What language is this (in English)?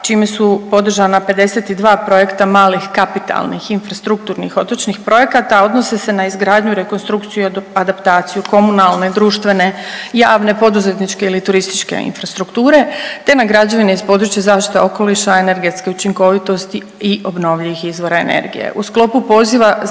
Croatian